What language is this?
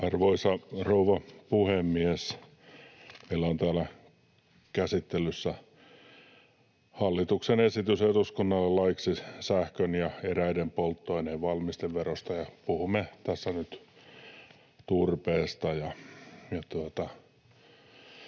Finnish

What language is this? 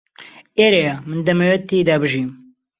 Central Kurdish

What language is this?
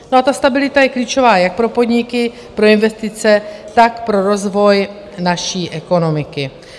Czech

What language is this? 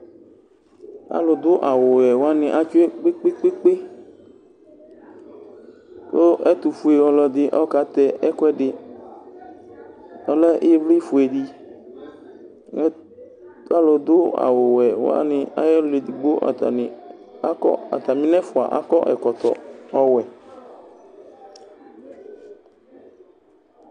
Ikposo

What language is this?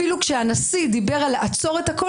Hebrew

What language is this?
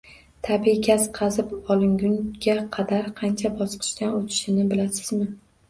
Uzbek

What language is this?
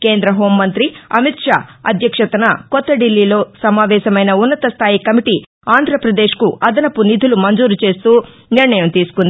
Telugu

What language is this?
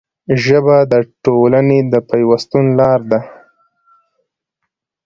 Pashto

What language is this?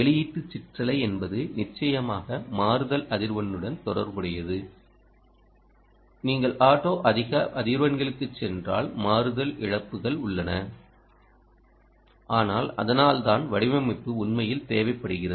Tamil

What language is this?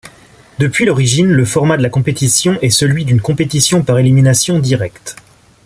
French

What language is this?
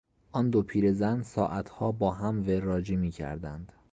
Persian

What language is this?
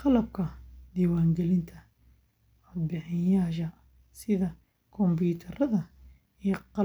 Somali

